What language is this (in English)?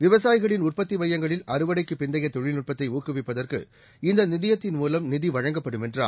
Tamil